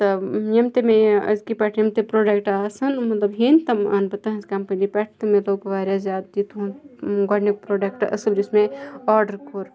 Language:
Kashmiri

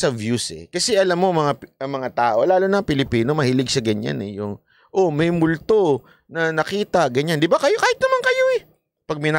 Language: Filipino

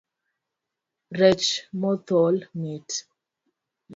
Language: Luo (Kenya and Tanzania)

